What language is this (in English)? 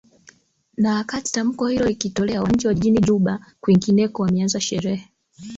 Swahili